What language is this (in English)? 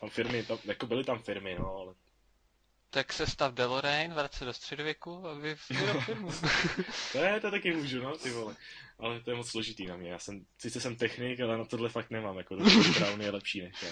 Czech